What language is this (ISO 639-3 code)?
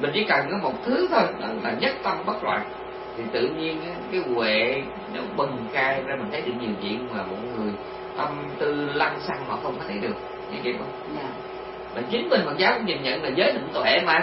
vie